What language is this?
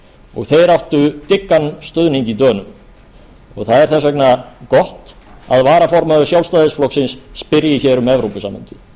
Icelandic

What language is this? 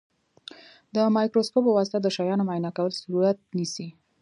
Pashto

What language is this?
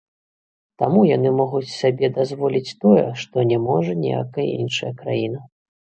Belarusian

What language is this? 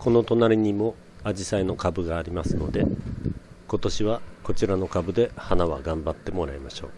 Japanese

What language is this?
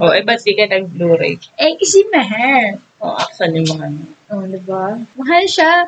Filipino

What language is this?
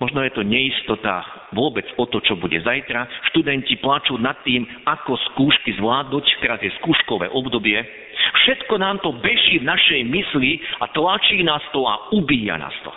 Slovak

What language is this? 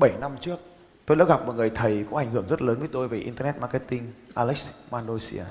Vietnamese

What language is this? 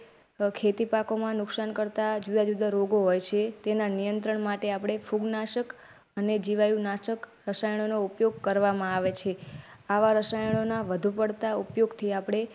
Gujarati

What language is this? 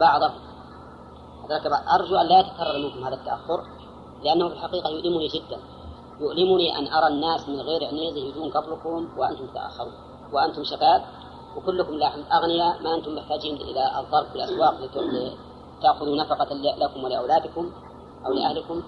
Arabic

